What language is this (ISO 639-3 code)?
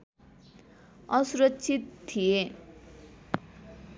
nep